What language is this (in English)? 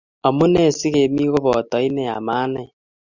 Kalenjin